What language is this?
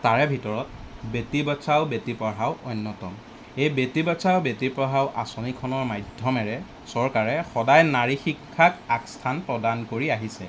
Assamese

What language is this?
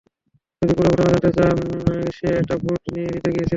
Bangla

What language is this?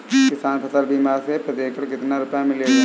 Hindi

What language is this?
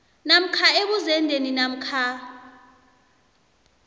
South Ndebele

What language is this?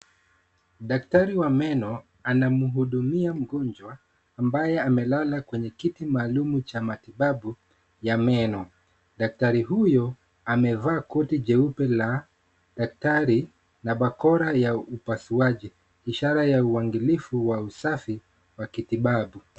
Swahili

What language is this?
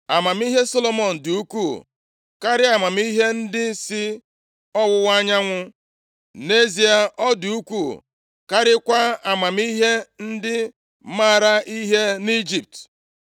Igbo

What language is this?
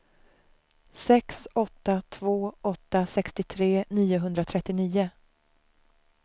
Swedish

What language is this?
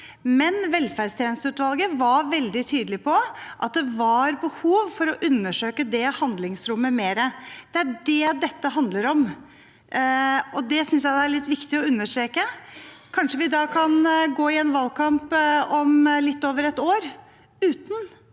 Norwegian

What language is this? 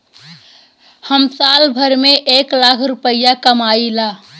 Bhojpuri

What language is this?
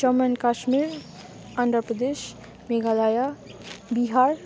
Nepali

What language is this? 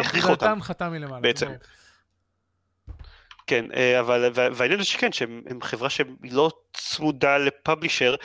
Hebrew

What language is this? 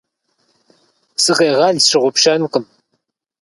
Kabardian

